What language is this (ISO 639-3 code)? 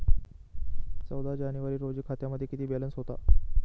mar